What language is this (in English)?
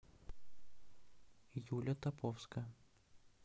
Russian